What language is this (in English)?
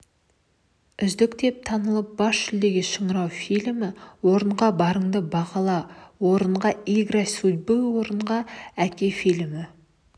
Kazakh